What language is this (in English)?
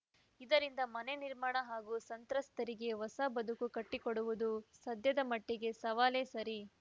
Kannada